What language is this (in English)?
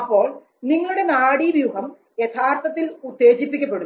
Malayalam